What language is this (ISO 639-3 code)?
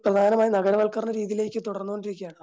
mal